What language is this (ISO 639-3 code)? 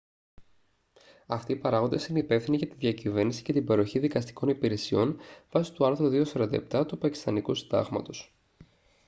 ell